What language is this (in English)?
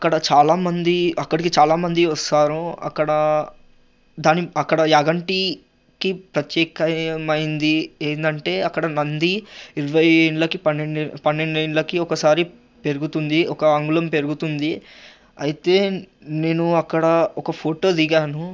Telugu